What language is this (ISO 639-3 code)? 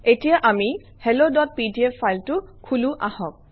asm